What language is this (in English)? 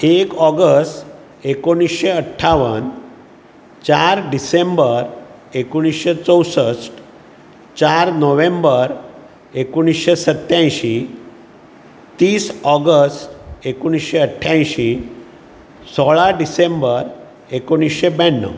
Konkani